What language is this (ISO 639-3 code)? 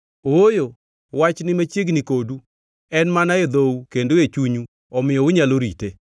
luo